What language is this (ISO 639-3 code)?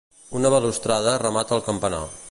cat